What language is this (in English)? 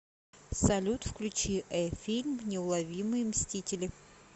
Russian